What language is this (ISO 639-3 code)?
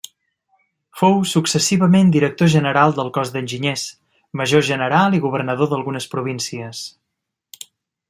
cat